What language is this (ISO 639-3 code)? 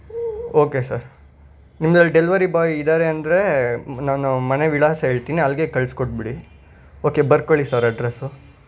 kan